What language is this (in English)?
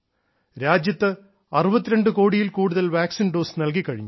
Malayalam